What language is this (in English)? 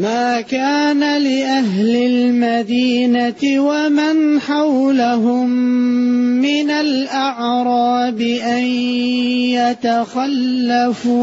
Arabic